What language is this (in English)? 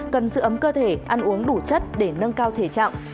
Vietnamese